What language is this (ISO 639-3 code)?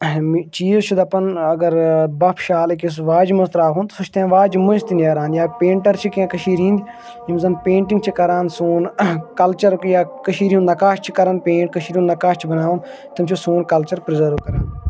kas